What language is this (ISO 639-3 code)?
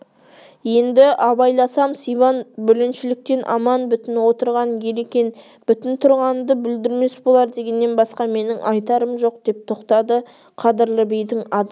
kaz